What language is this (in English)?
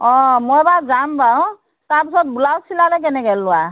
Assamese